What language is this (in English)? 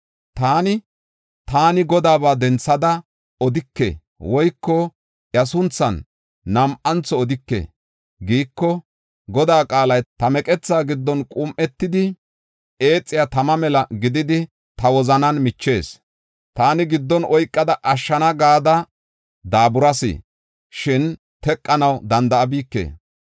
Gofa